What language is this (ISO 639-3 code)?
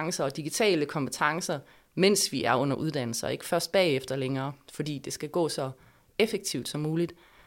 dan